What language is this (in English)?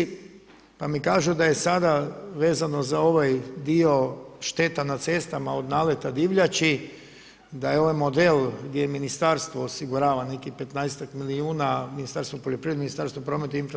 Croatian